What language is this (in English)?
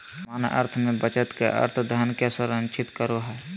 Magahi